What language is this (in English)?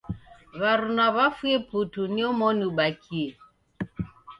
Taita